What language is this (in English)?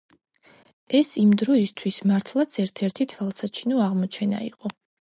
Georgian